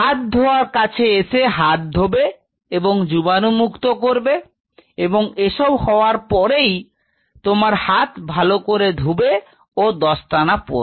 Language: Bangla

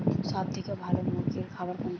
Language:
Bangla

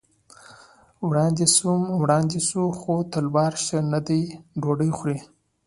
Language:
Pashto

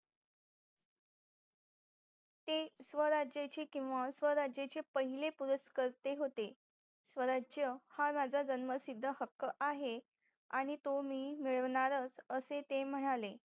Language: Marathi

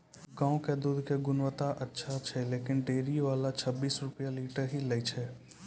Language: Maithili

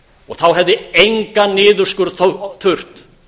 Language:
Icelandic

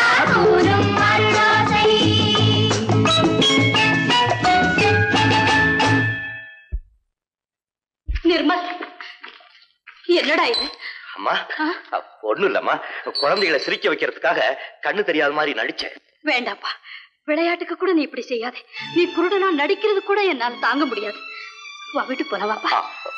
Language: Tamil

